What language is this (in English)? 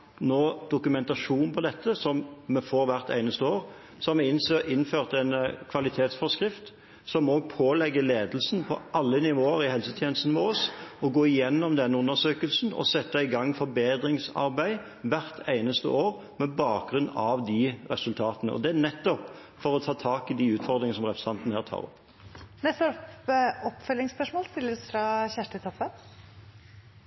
Norwegian